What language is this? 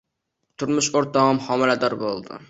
Uzbek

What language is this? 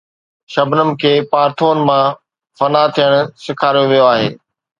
Sindhi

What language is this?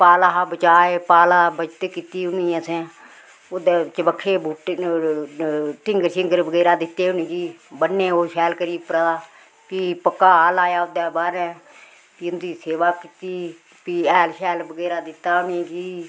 Dogri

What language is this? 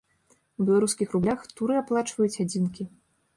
Belarusian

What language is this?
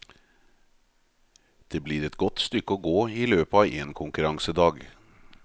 Norwegian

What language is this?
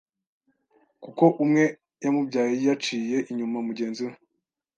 Kinyarwanda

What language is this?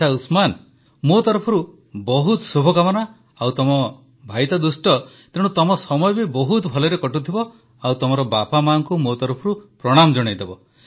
Odia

